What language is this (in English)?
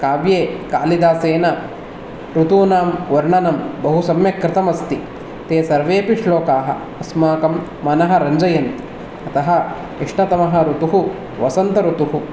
Sanskrit